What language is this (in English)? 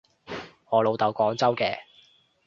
Cantonese